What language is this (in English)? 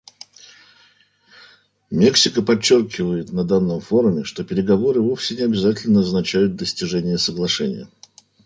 Russian